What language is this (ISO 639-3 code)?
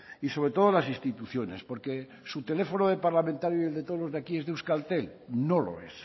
spa